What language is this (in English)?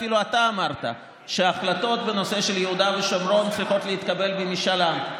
Hebrew